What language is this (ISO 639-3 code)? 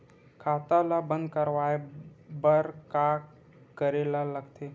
hne